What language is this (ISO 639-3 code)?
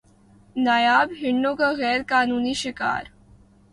urd